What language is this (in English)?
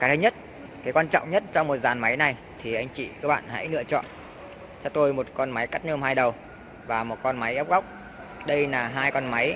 Vietnamese